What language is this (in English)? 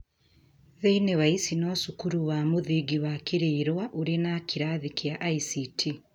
Kikuyu